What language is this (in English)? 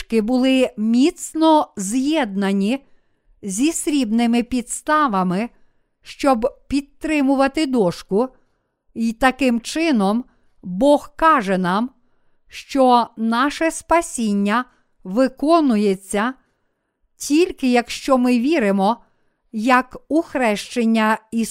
Ukrainian